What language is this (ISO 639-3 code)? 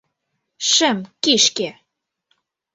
chm